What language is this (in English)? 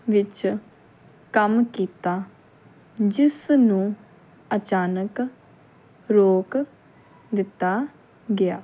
Punjabi